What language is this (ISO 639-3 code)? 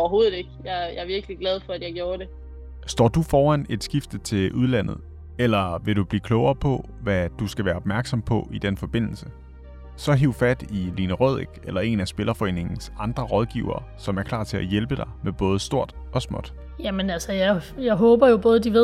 dan